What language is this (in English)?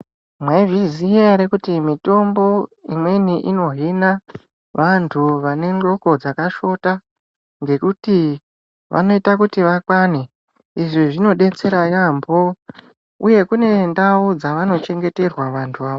Ndau